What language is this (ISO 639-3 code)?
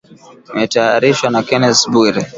swa